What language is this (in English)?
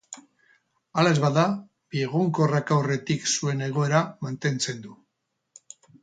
Basque